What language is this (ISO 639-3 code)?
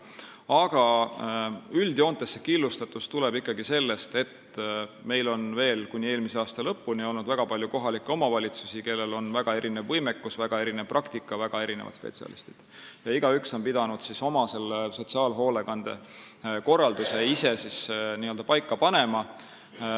est